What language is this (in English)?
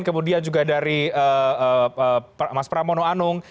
Indonesian